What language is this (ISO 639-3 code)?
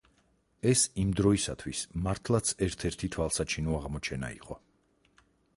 kat